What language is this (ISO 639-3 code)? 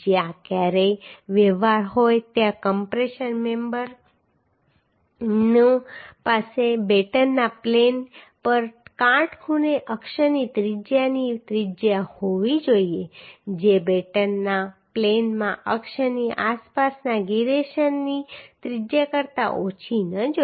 guj